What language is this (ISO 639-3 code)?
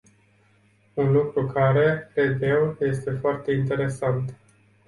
ron